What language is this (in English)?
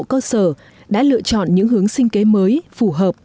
Vietnamese